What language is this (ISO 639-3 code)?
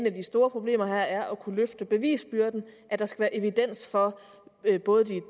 dan